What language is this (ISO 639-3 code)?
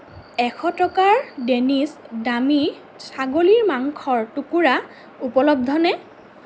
asm